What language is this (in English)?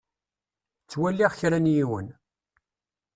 Kabyle